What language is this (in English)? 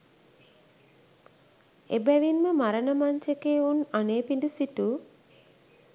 Sinhala